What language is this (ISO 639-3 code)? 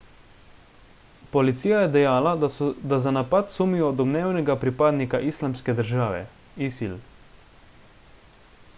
slv